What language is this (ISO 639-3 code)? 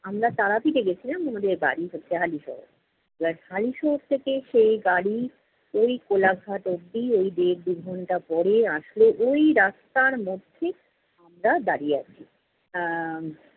ben